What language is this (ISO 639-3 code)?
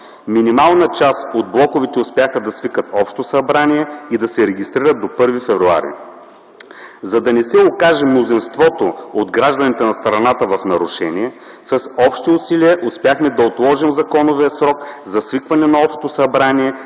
bul